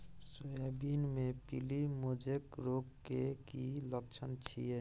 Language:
Maithili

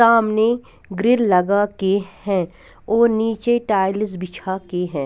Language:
Hindi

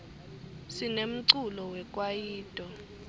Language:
Swati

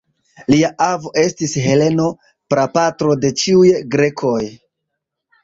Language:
Esperanto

